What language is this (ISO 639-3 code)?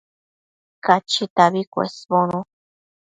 mcf